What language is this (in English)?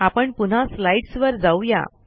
Marathi